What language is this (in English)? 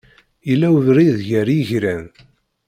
Kabyle